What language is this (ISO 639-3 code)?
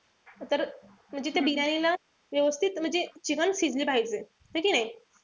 mar